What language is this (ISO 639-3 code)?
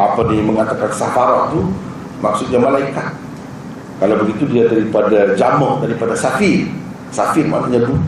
msa